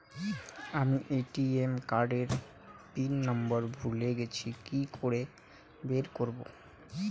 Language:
Bangla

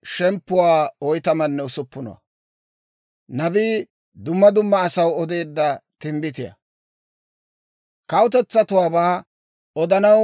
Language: Dawro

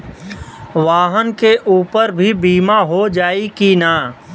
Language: Bhojpuri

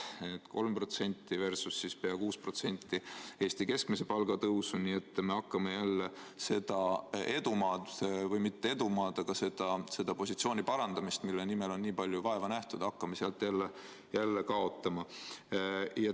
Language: Estonian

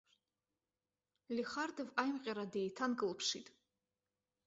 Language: Abkhazian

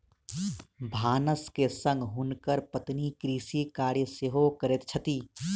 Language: Maithili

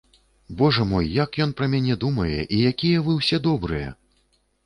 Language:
Belarusian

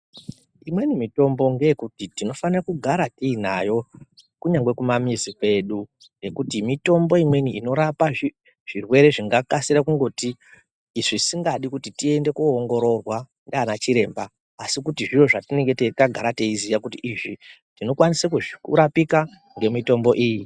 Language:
Ndau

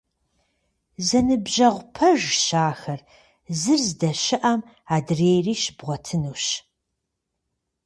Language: Kabardian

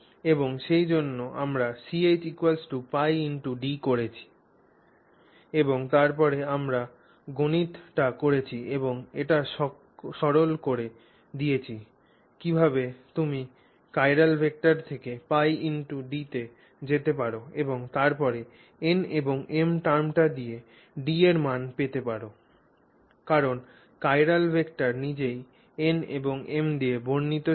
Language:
Bangla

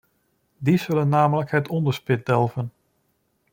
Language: Dutch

